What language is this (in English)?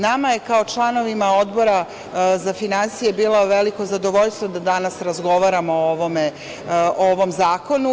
Serbian